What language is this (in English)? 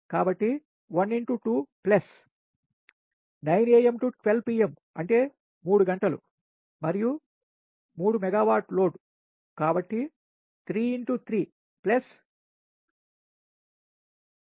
Telugu